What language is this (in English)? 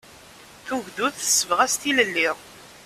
Kabyle